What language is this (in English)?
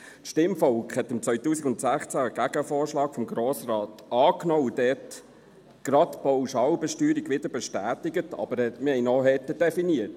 Swiss German